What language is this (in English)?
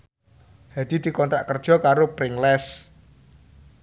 Javanese